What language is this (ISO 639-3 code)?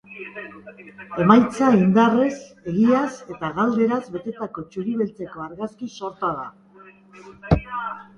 eus